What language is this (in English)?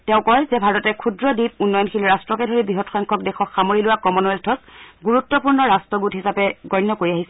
Assamese